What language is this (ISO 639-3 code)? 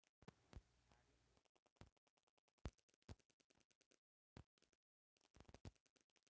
bho